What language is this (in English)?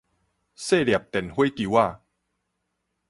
Min Nan Chinese